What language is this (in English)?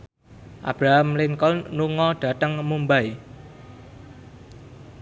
Javanese